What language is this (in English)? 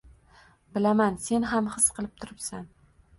Uzbek